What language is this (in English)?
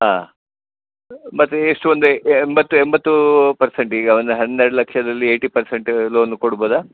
Kannada